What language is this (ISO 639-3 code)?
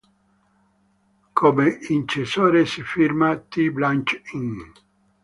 ita